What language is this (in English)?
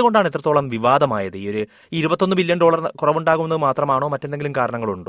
Malayalam